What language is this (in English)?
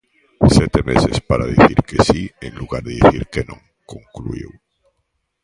Galician